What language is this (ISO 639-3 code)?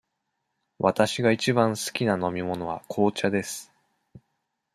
jpn